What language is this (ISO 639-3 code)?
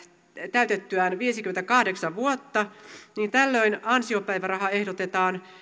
fin